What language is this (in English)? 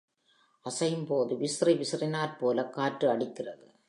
Tamil